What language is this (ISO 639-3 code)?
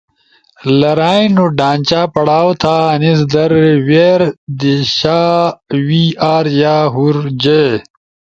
ush